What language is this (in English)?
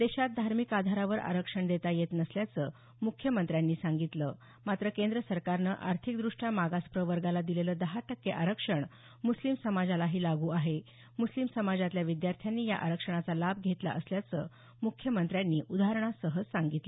Marathi